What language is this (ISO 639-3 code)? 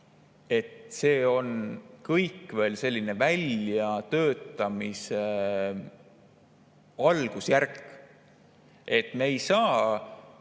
est